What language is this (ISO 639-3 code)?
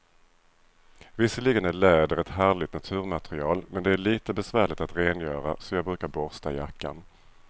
swe